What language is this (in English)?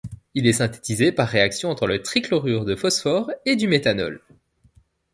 French